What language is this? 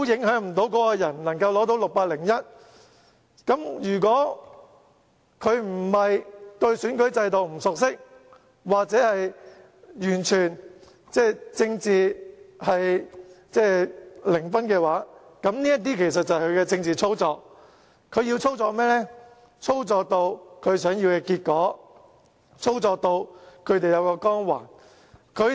Cantonese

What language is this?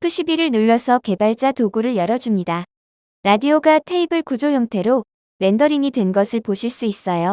Korean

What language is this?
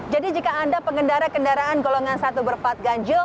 Indonesian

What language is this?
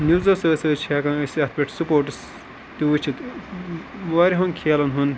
Kashmiri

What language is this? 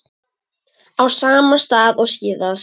Icelandic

